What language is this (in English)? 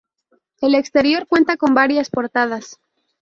Spanish